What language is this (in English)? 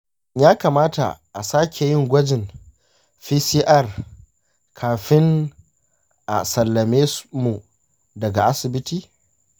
Hausa